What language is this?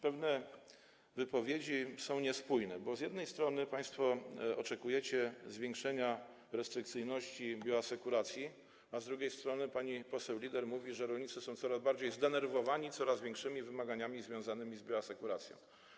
Polish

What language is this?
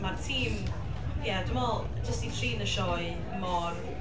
Welsh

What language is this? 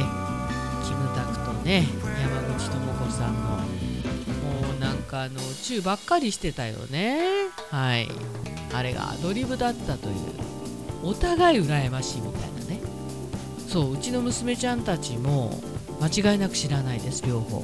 Japanese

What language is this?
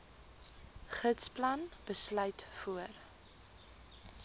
Afrikaans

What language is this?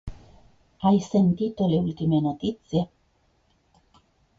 Italian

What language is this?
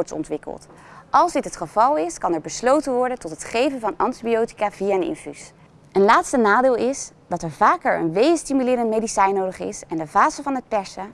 Dutch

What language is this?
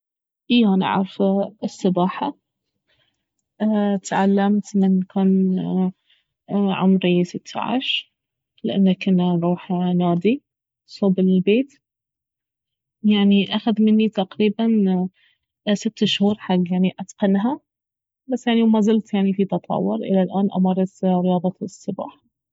Baharna Arabic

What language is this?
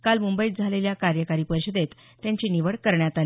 Marathi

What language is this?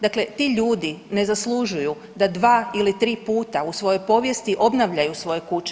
Croatian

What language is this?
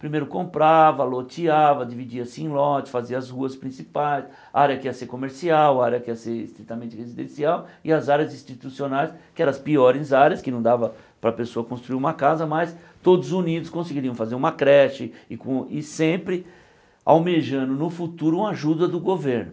Portuguese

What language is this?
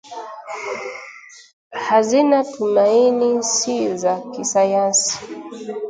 Swahili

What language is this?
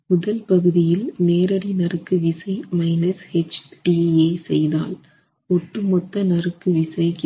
Tamil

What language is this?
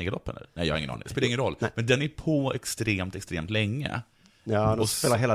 Swedish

